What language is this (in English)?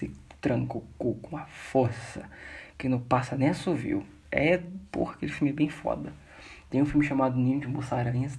Portuguese